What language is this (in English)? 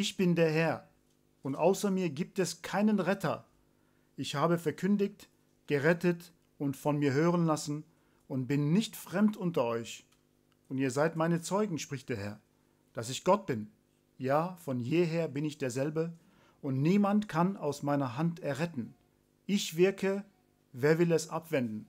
German